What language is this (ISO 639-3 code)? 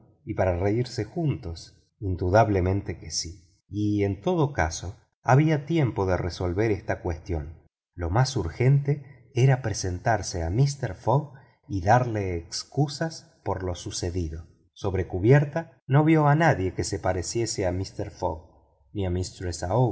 spa